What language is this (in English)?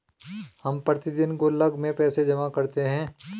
Hindi